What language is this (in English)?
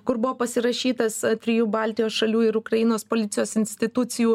Lithuanian